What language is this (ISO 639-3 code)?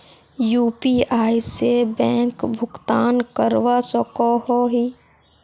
mag